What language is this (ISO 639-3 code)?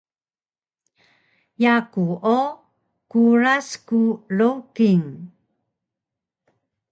trv